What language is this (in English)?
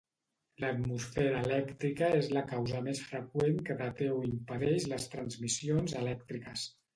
Catalan